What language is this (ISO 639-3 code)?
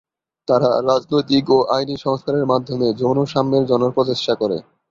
ben